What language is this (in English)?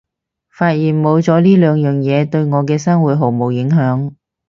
Cantonese